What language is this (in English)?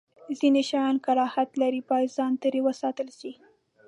Pashto